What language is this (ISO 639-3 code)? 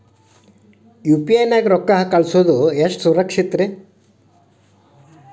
kan